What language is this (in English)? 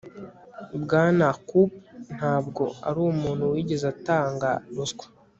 Kinyarwanda